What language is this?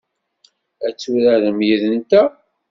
Kabyle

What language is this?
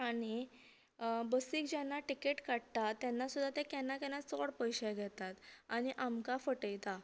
Konkani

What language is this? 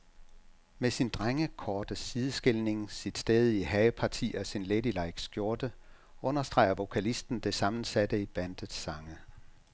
Danish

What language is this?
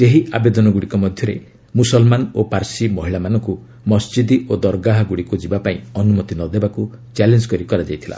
Odia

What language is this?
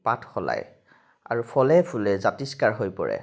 Assamese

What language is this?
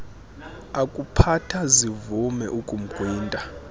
Xhosa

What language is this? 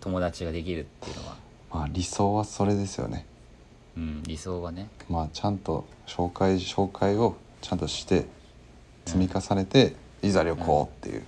Japanese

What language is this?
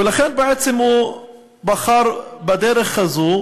Hebrew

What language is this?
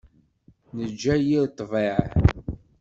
Kabyle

